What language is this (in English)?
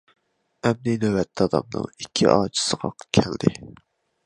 Uyghur